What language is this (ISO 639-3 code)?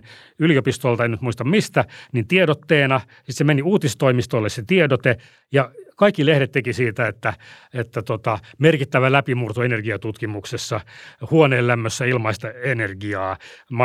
fin